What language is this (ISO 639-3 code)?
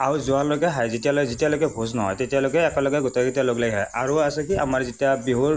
asm